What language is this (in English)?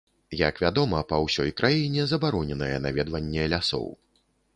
Belarusian